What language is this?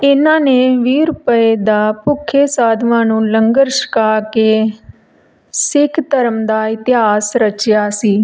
Punjabi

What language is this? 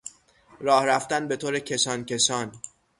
Persian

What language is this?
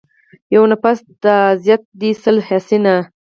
Pashto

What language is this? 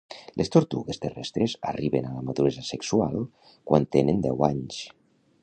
Catalan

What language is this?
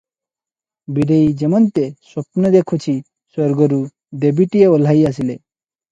Odia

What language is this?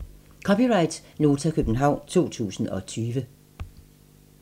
Danish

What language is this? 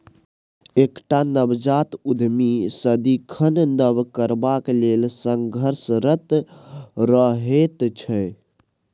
Maithili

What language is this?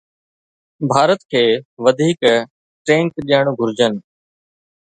Sindhi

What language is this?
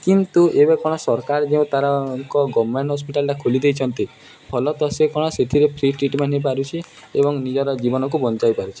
Odia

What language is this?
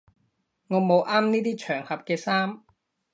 Cantonese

